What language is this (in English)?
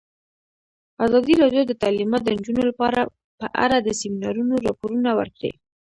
Pashto